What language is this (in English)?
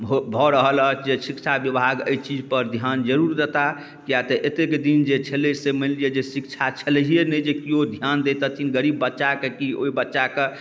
Maithili